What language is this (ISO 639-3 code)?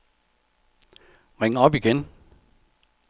dan